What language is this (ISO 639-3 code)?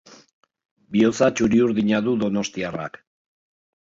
eus